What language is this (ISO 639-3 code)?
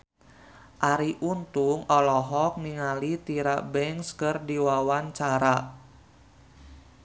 sun